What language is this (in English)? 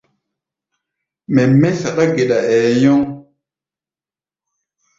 Gbaya